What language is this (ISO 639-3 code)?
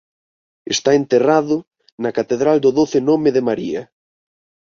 glg